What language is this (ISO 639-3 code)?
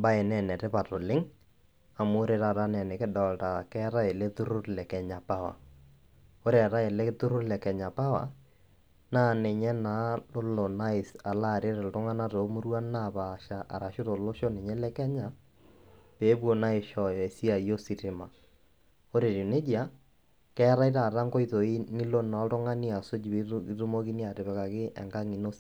mas